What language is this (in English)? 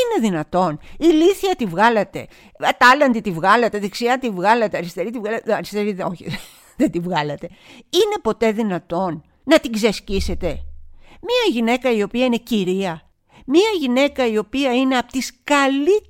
Greek